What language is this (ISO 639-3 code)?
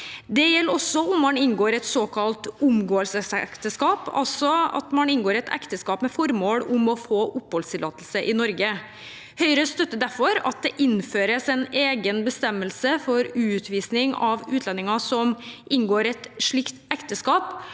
nor